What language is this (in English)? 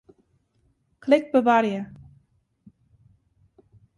Western Frisian